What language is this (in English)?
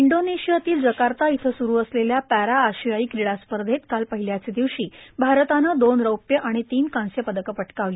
Marathi